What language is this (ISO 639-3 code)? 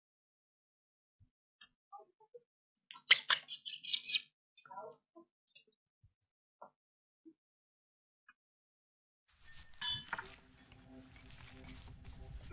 ind